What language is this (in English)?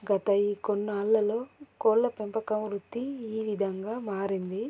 Telugu